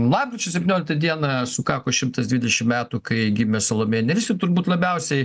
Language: Lithuanian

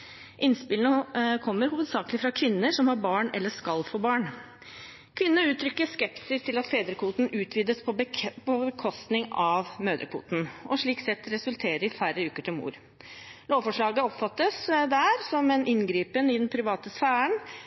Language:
Norwegian Bokmål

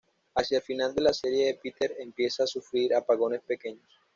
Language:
Spanish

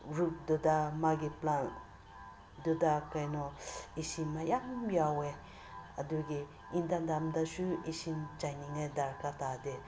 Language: Manipuri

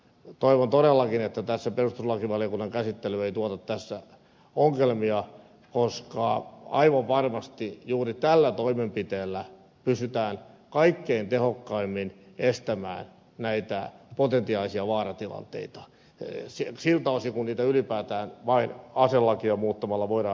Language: Finnish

